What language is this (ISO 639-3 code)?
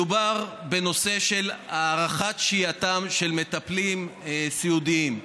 heb